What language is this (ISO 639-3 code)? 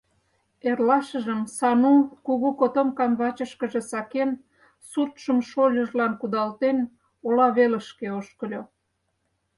chm